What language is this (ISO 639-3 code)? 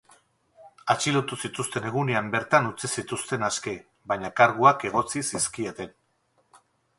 eus